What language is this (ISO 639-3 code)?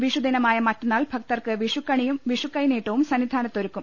mal